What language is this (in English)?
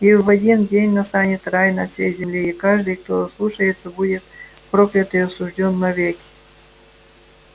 Russian